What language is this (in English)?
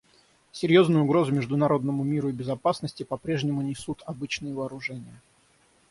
Russian